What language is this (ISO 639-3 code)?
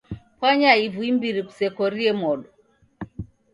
dav